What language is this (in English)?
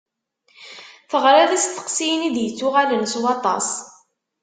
Kabyle